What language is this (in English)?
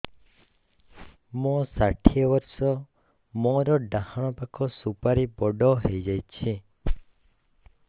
Odia